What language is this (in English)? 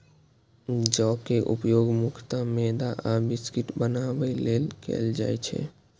Maithili